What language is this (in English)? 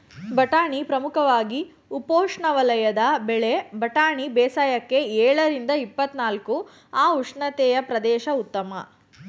Kannada